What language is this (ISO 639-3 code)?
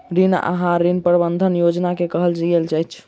mai